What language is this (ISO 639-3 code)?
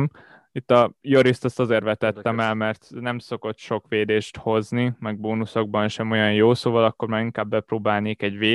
hun